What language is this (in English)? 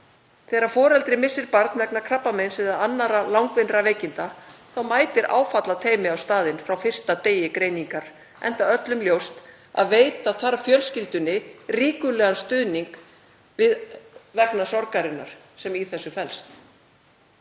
Icelandic